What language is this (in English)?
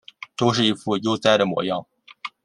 Chinese